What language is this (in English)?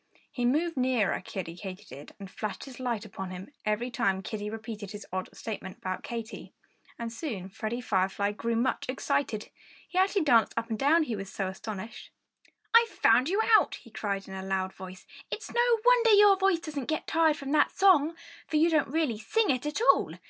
English